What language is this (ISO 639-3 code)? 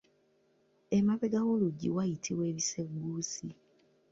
lug